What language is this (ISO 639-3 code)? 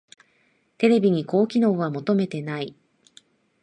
jpn